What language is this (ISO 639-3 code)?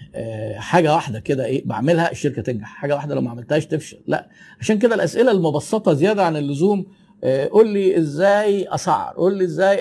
ara